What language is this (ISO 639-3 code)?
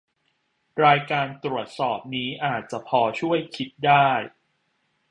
tha